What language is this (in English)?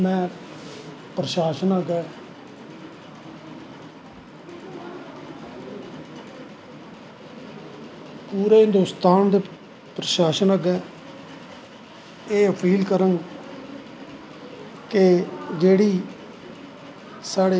Dogri